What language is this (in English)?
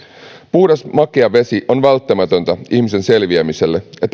Finnish